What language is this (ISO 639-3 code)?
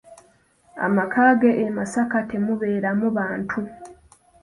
lug